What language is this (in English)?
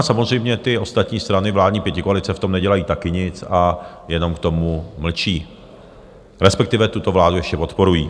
Czech